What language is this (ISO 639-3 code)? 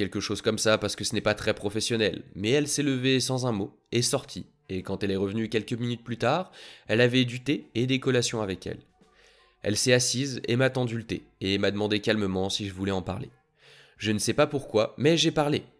fra